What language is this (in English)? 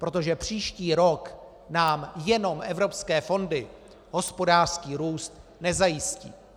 Czech